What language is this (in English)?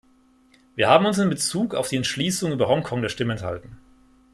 German